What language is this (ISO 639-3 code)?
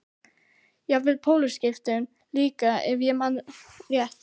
isl